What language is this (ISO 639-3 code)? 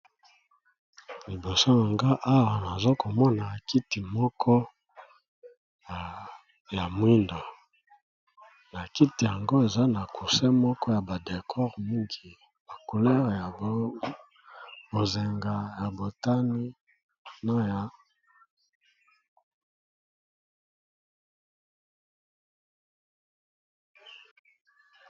lin